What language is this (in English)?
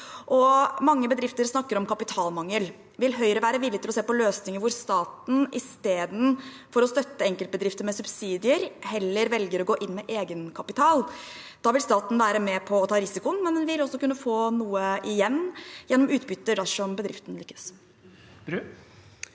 Norwegian